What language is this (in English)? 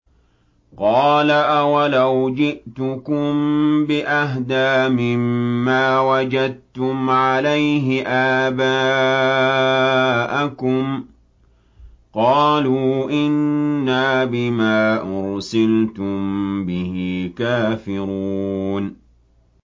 Arabic